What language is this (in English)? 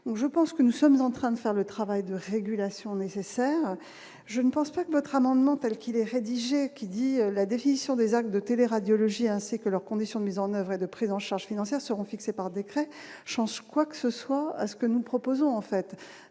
French